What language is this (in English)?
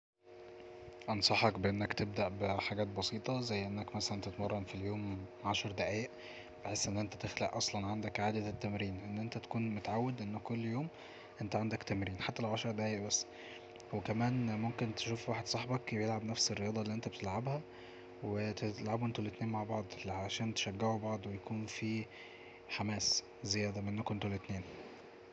Egyptian Arabic